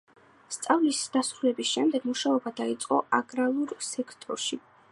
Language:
Georgian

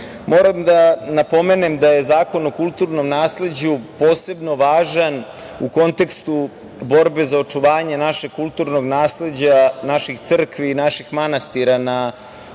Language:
Serbian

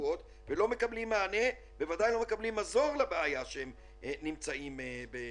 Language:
Hebrew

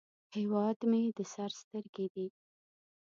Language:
Pashto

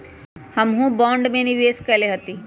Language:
Magahi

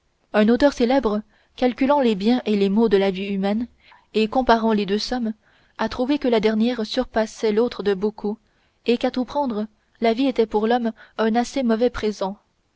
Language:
French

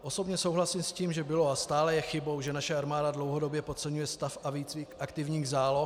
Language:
Czech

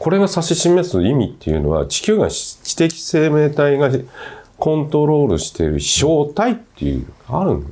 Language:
Japanese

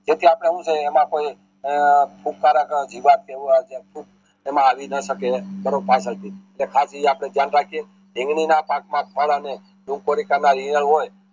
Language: Gujarati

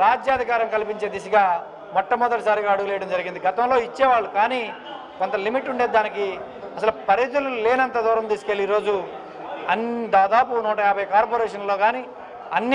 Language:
Hindi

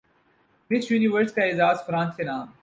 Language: Urdu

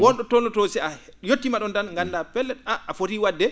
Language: Fula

